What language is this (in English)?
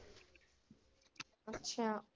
Punjabi